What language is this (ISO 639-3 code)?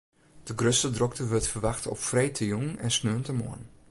fry